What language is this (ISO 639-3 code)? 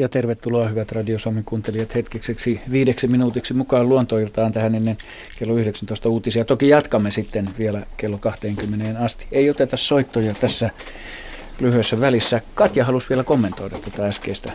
fin